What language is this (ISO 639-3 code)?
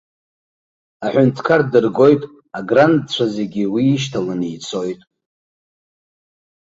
abk